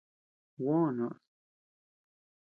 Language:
Tepeuxila Cuicatec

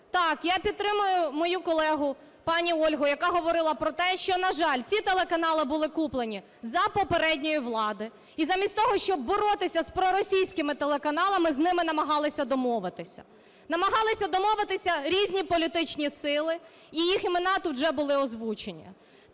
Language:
Ukrainian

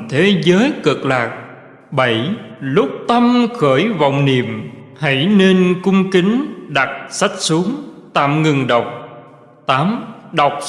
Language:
Vietnamese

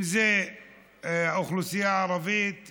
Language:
Hebrew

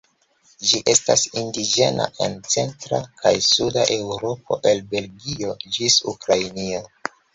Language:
Esperanto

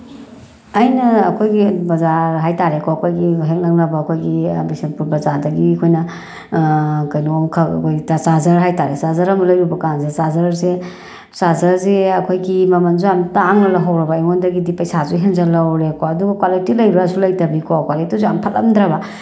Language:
Manipuri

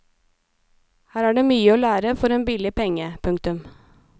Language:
Norwegian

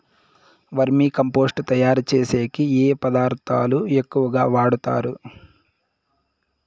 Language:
Telugu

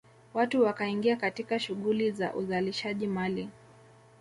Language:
Swahili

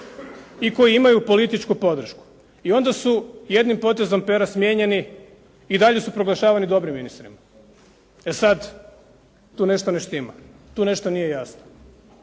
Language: Croatian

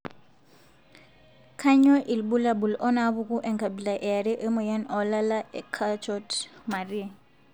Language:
Masai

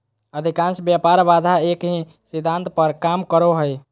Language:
Magahi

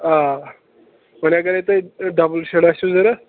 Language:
Kashmiri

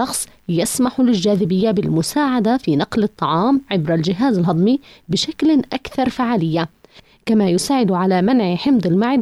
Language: Arabic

